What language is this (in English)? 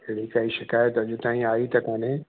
Sindhi